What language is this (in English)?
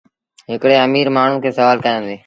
Sindhi Bhil